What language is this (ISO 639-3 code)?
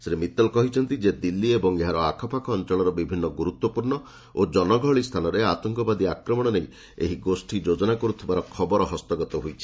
ori